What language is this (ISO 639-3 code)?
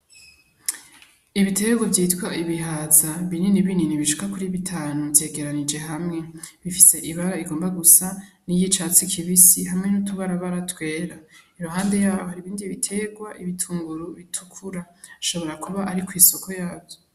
run